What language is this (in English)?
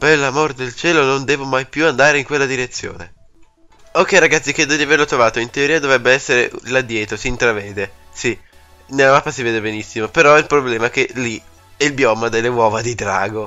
Italian